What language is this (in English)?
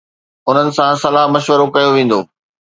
Sindhi